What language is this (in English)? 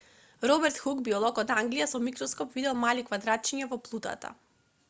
Macedonian